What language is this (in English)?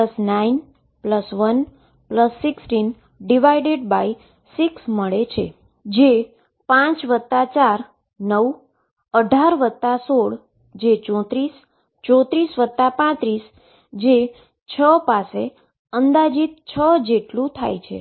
Gujarati